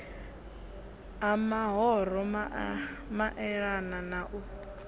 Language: Venda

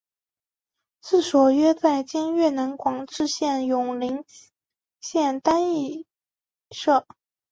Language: Chinese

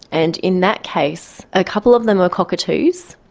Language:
English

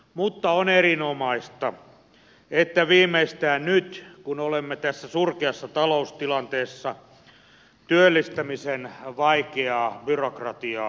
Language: Finnish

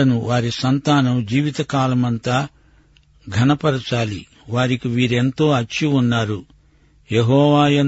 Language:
Telugu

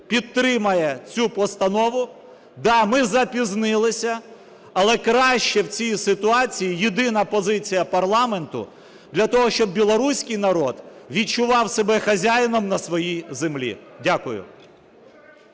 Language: Ukrainian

